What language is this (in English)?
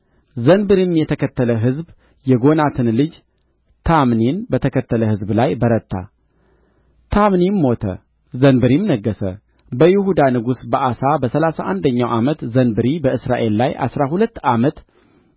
Amharic